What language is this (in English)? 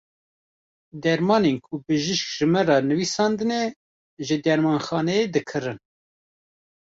Kurdish